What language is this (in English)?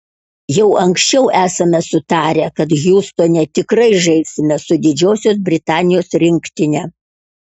Lithuanian